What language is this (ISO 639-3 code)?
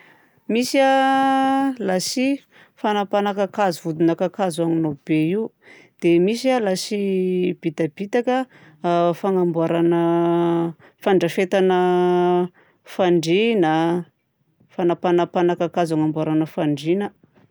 bzc